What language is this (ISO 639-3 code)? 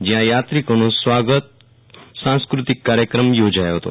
guj